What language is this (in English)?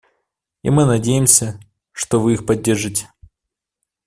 Russian